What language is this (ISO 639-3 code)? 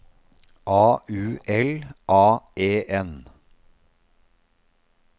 nor